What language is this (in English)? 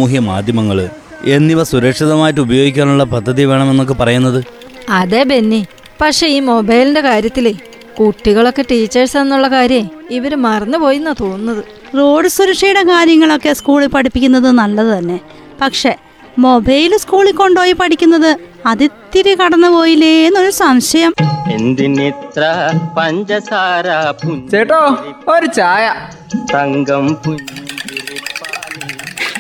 Malayalam